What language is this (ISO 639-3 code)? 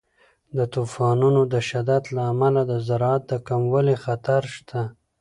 pus